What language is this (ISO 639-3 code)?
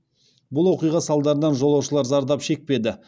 kaz